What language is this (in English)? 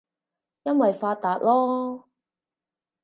Cantonese